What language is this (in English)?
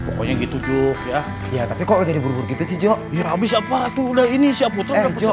Indonesian